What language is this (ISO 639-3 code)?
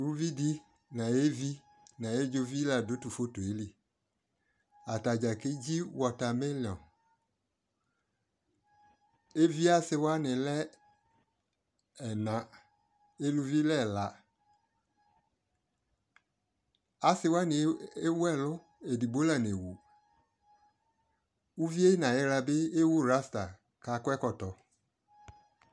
kpo